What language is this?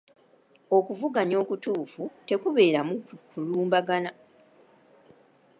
Ganda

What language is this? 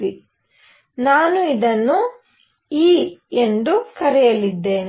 Kannada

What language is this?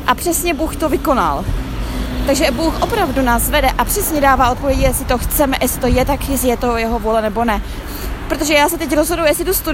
Czech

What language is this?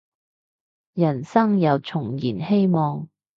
Cantonese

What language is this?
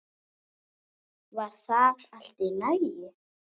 Icelandic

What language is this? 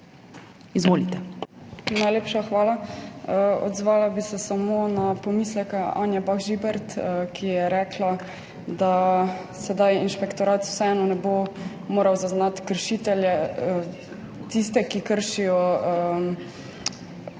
Slovenian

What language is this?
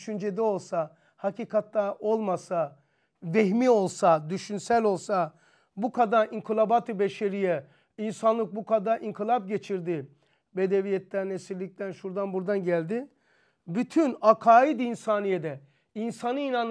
Turkish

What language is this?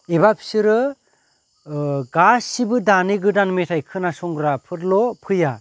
Bodo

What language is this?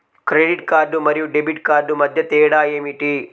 Telugu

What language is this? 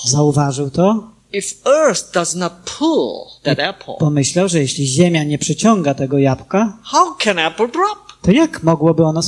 Polish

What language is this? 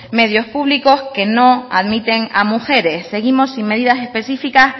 Spanish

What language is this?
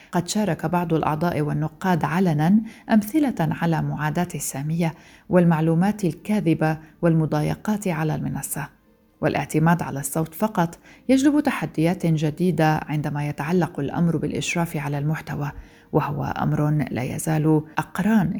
Arabic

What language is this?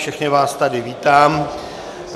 Czech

